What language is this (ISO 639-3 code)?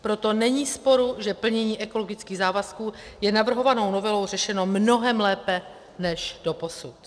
ces